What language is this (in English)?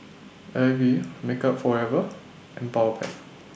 English